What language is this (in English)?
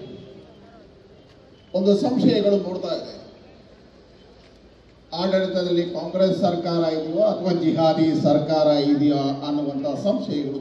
Arabic